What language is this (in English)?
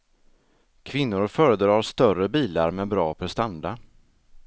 Swedish